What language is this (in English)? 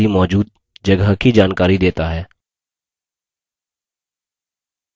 Hindi